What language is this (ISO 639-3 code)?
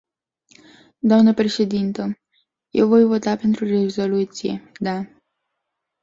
ron